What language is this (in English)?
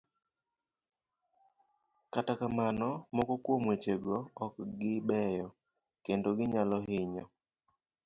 Luo (Kenya and Tanzania)